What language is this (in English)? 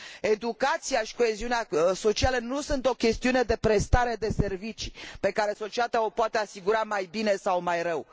Romanian